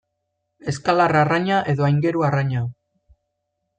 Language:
Basque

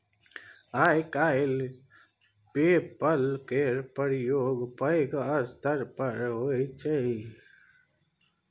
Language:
Maithili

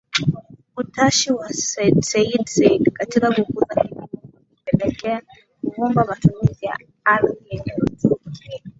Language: Swahili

